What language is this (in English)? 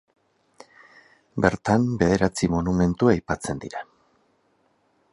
Basque